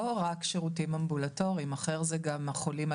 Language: Hebrew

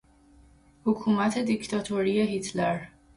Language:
Persian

